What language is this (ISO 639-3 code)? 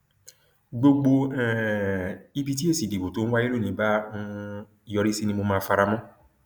yor